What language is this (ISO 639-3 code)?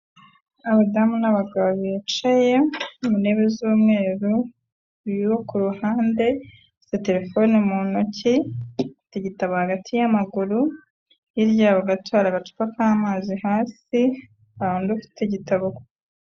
kin